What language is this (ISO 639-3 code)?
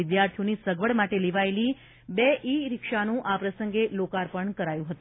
guj